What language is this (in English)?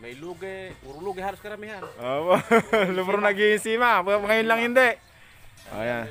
Filipino